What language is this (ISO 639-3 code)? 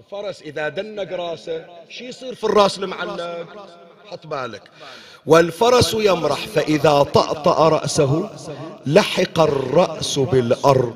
ara